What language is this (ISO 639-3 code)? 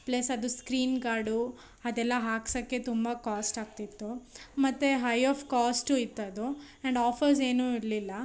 kan